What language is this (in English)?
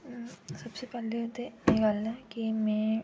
Dogri